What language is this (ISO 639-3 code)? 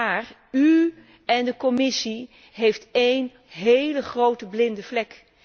nld